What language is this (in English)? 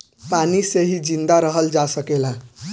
Bhojpuri